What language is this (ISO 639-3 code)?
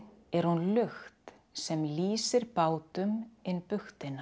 isl